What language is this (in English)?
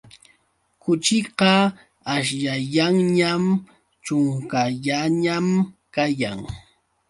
Yauyos Quechua